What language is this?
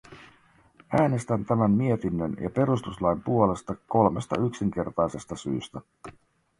Finnish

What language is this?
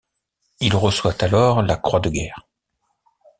French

